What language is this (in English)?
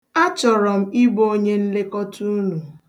Igbo